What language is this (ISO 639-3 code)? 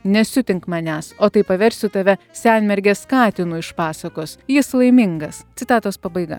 lit